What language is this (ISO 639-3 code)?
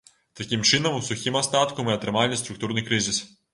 bel